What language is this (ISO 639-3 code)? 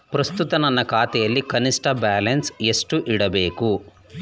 kan